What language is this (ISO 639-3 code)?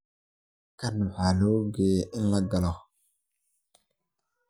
som